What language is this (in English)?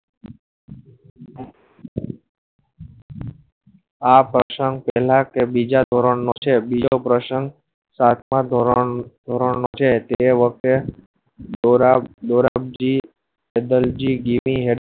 Gujarati